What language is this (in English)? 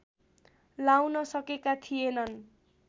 Nepali